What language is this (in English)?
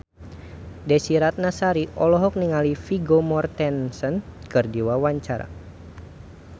Sundanese